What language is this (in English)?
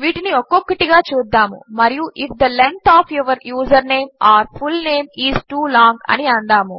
Telugu